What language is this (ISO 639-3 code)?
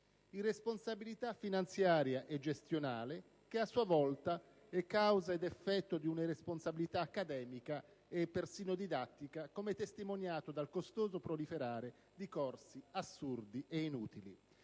ita